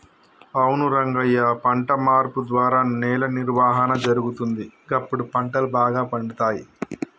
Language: Telugu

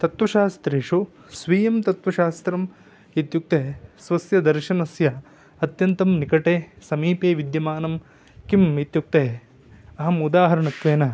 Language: Sanskrit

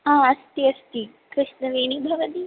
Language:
Sanskrit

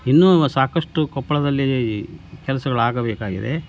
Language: Kannada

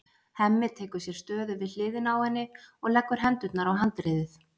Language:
Icelandic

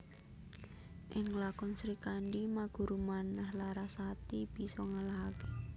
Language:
Javanese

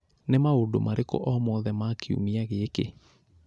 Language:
Kikuyu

